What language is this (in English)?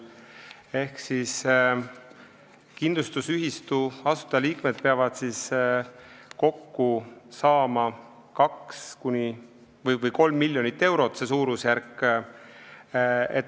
Estonian